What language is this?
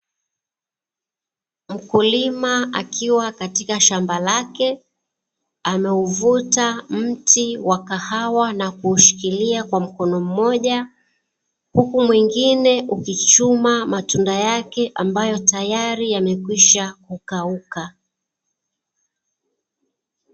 Swahili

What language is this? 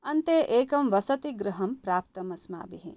Sanskrit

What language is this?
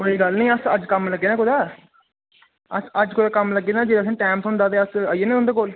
Dogri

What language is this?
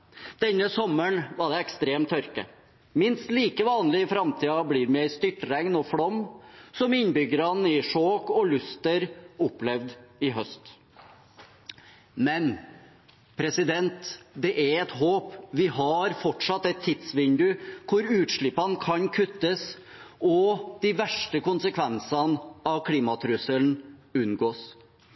Norwegian Bokmål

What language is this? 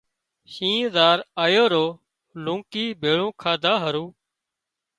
Wadiyara Koli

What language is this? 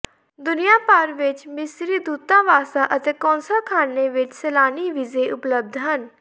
Punjabi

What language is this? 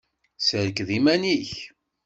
Kabyle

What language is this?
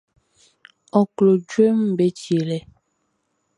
Baoulé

